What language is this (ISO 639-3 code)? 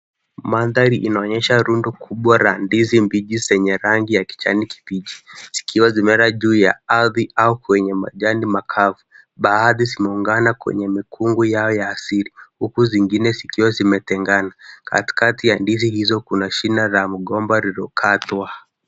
swa